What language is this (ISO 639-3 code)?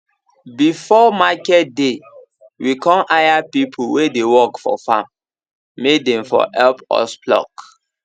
pcm